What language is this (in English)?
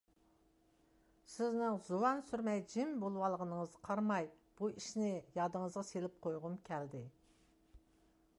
Uyghur